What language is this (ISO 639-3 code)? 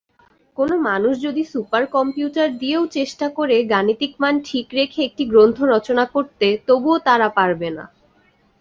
ben